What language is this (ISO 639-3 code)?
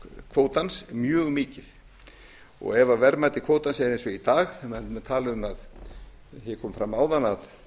isl